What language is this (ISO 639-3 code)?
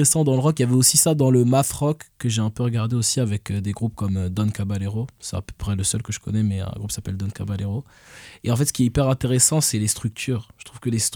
fra